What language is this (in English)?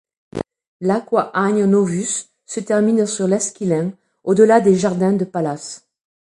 French